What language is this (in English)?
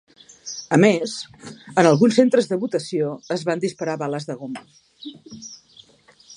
Catalan